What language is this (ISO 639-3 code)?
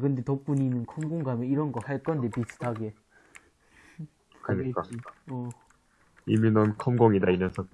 kor